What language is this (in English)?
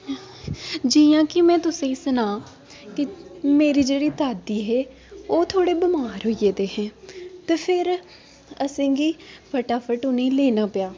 Dogri